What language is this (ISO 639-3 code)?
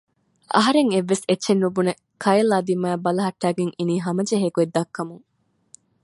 div